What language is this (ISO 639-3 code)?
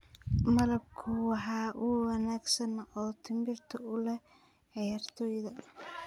som